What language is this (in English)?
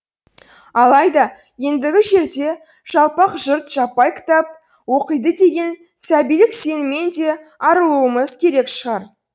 Kazakh